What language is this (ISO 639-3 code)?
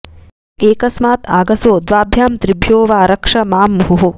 san